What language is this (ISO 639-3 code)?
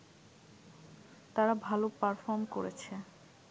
ben